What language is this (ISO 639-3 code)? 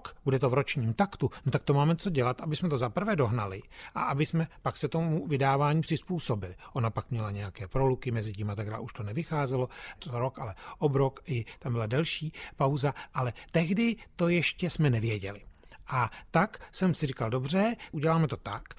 ces